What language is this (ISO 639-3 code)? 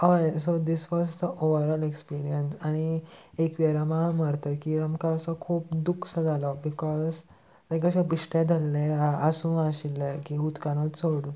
kok